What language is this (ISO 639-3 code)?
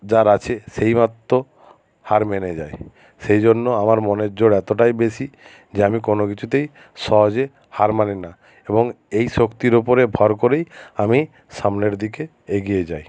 ben